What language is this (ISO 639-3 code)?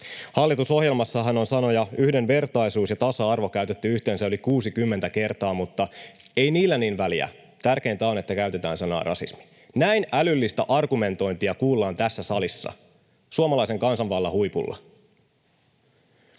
fin